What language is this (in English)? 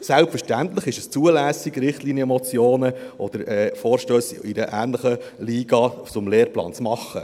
Swiss German